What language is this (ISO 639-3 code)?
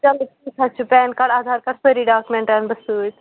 kas